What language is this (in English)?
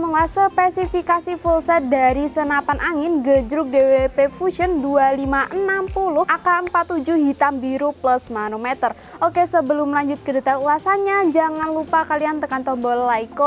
Indonesian